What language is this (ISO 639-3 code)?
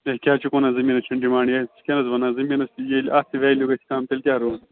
kas